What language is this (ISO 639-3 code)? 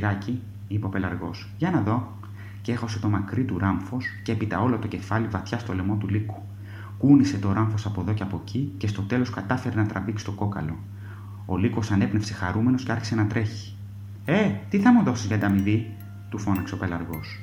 ell